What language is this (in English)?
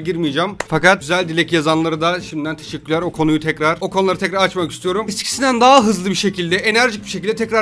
Turkish